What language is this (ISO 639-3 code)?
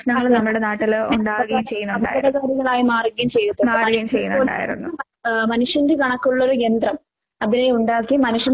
mal